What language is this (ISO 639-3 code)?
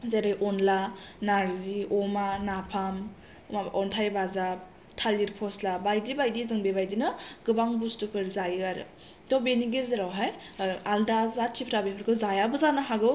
brx